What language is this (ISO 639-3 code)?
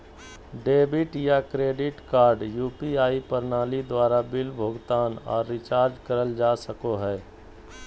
mag